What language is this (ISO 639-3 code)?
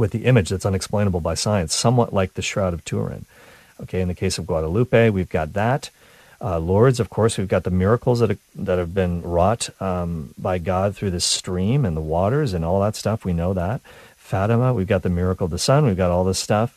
eng